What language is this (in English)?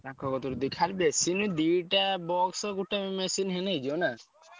Odia